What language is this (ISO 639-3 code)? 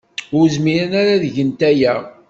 kab